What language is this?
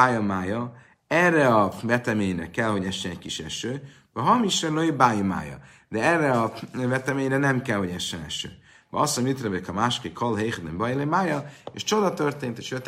Hungarian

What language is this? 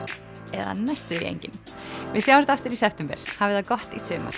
Icelandic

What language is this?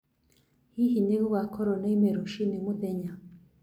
Kikuyu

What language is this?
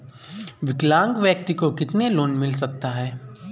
Hindi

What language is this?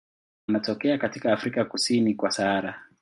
Swahili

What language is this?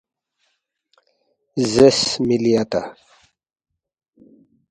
Balti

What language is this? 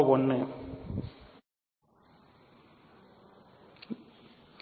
Tamil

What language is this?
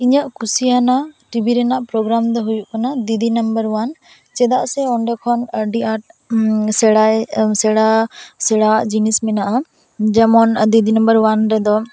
Santali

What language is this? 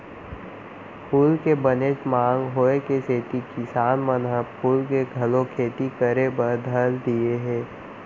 Chhattisgarhi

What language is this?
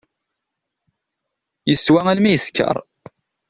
Kabyle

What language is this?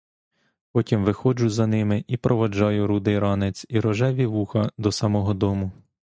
Ukrainian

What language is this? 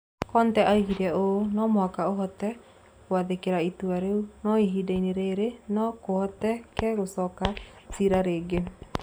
Kikuyu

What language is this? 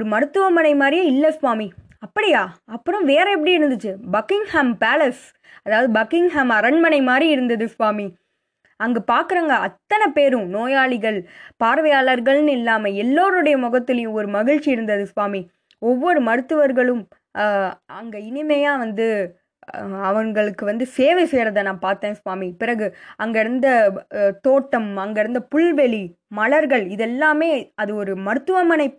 Tamil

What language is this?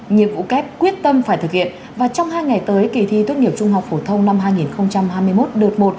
Vietnamese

